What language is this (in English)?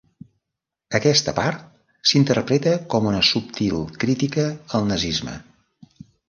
Catalan